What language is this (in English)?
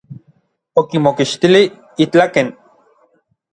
Orizaba Nahuatl